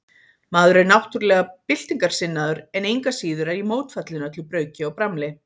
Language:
Icelandic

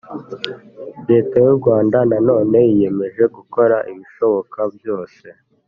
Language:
Kinyarwanda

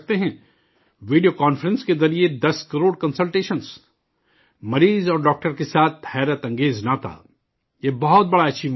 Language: Urdu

